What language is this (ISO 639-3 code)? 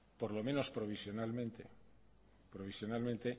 spa